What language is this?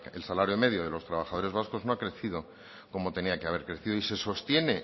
Spanish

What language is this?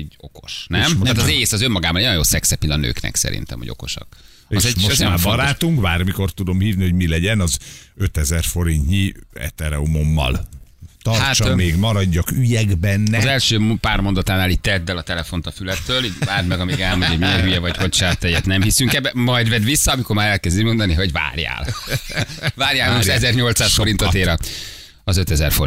Hungarian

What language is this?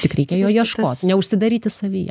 Lithuanian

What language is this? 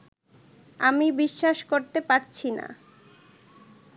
Bangla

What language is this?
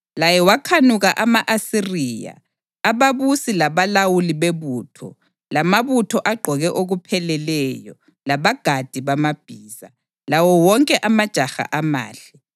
North Ndebele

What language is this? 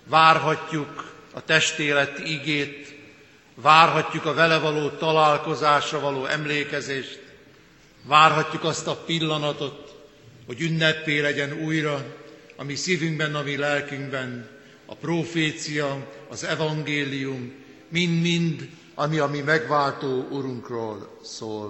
Hungarian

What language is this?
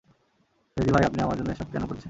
Bangla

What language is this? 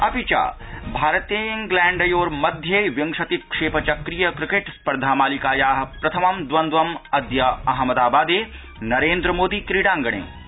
Sanskrit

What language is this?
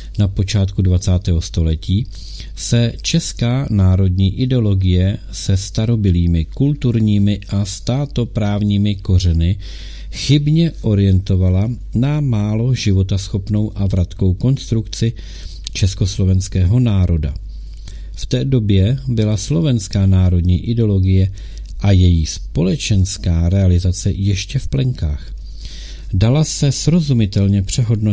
Czech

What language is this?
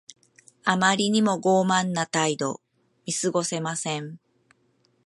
Japanese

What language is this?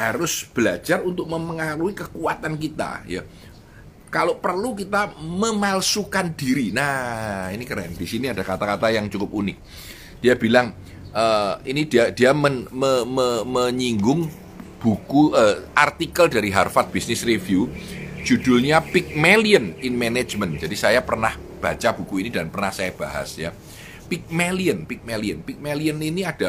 Indonesian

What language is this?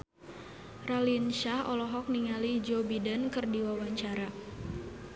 Sundanese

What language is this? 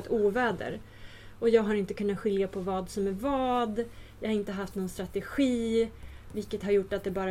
Swedish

